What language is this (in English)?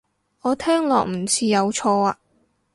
Cantonese